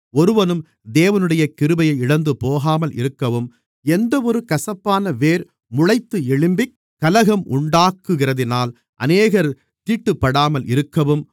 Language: Tamil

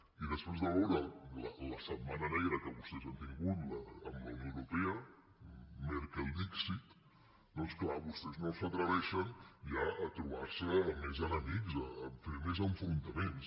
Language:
Catalan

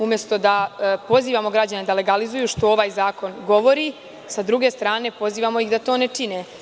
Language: Serbian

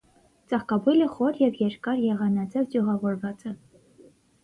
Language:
Armenian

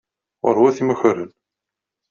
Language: Kabyle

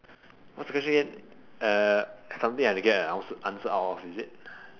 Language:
English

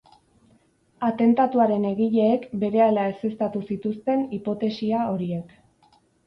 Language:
Basque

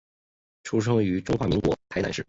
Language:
Chinese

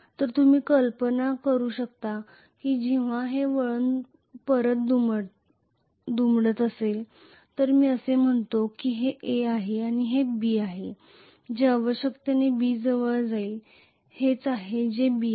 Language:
Marathi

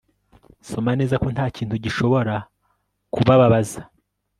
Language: Kinyarwanda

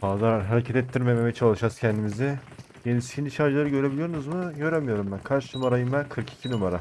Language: Turkish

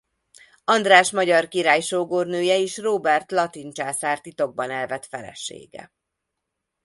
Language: Hungarian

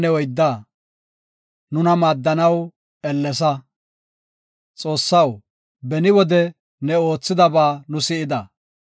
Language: Gofa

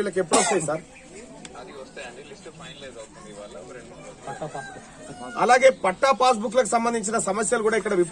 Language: Turkish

